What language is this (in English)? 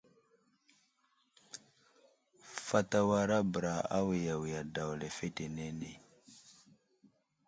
Wuzlam